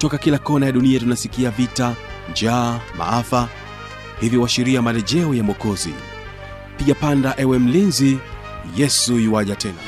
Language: Swahili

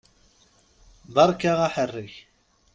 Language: Kabyle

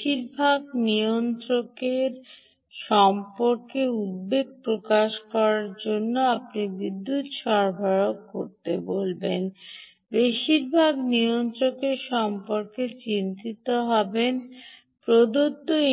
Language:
Bangla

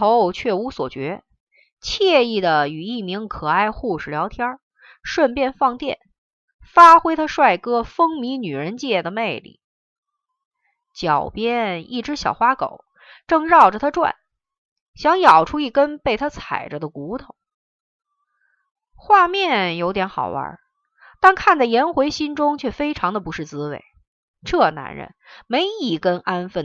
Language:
Chinese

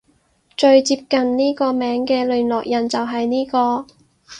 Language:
Cantonese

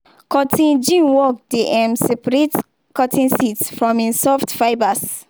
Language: Nigerian Pidgin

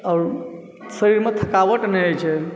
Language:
Maithili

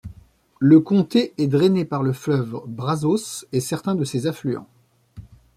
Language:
French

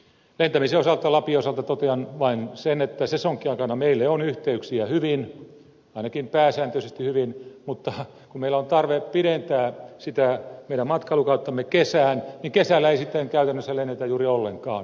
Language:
Finnish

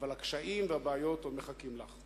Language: Hebrew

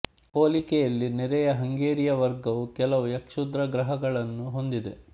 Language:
Kannada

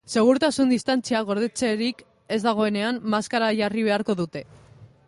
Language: Basque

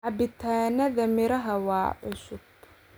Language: Somali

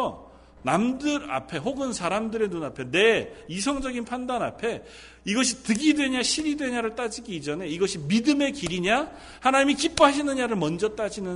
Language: Korean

